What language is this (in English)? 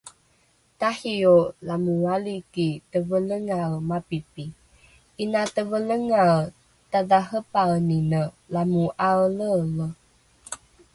Rukai